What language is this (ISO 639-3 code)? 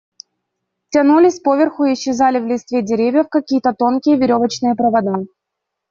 rus